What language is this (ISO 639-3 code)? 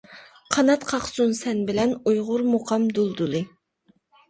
uig